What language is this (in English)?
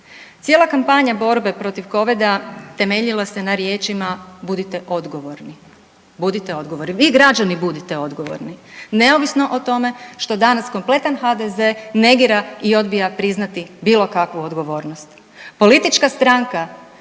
Croatian